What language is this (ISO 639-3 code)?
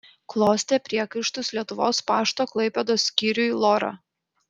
lit